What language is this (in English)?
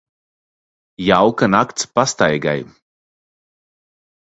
Latvian